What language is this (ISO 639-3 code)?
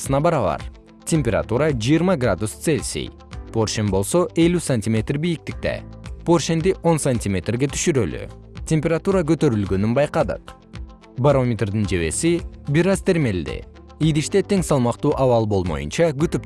kir